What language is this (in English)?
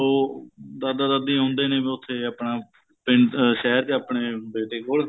Punjabi